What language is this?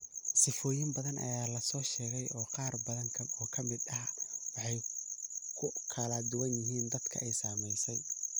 Somali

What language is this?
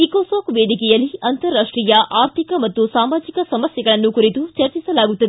Kannada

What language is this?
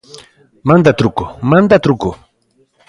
Galician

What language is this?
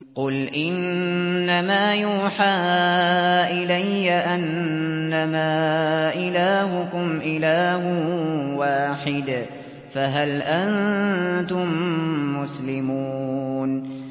Arabic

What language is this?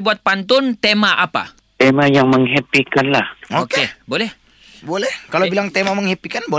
Malay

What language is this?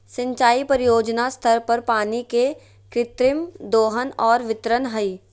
Magahi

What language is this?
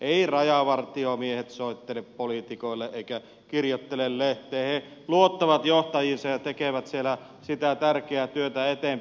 Finnish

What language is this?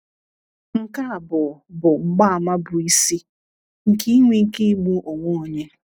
Igbo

